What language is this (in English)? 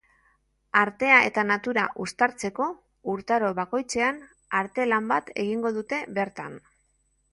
Basque